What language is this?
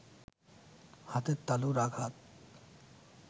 Bangla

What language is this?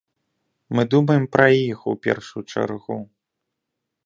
Belarusian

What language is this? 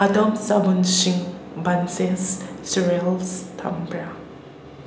Manipuri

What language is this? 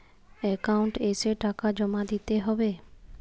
Bangla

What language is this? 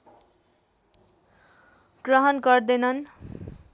Nepali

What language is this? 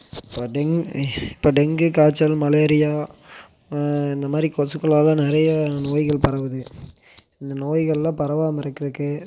Tamil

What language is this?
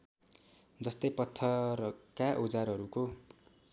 Nepali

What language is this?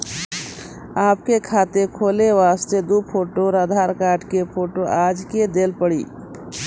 Maithili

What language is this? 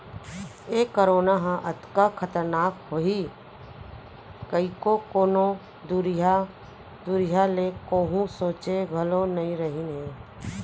Chhattisgarhi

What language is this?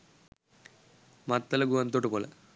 Sinhala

